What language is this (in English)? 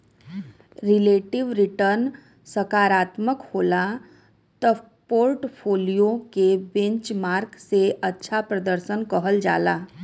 Bhojpuri